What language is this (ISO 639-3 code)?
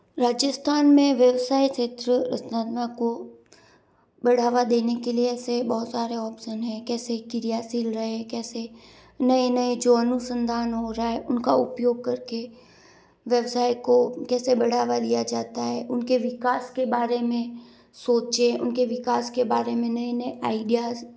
hin